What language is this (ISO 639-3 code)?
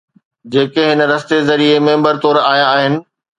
snd